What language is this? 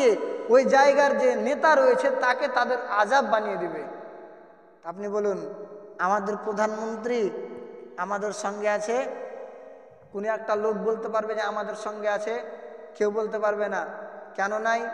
Arabic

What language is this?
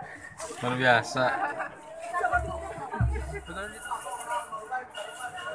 Indonesian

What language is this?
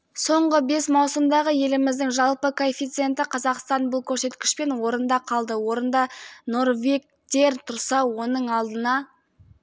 Kazakh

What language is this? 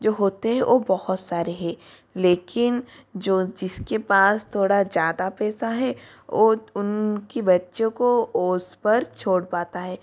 Hindi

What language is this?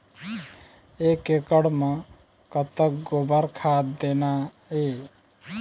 Chhattisgarhi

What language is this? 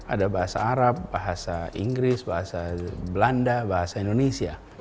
Indonesian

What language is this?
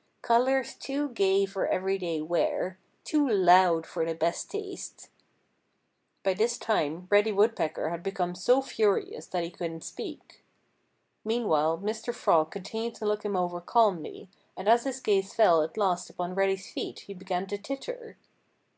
English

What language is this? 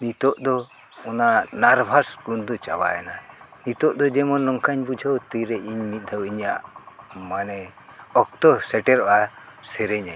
Santali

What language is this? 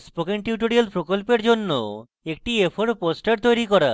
Bangla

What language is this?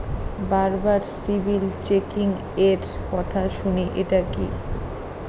Bangla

